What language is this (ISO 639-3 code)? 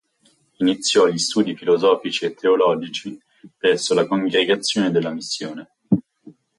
ita